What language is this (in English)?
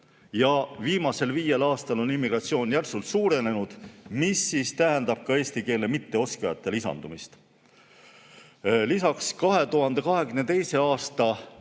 Estonian